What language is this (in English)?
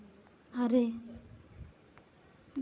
Santali